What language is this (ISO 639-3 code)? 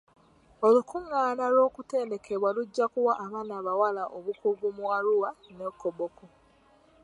lug